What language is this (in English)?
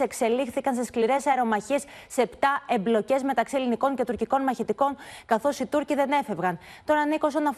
Greek